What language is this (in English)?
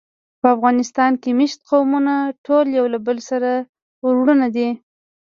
Pashto